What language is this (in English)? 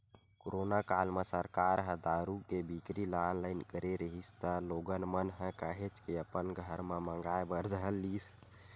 Chhattisgarhi